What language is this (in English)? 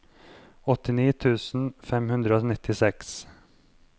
Norwegian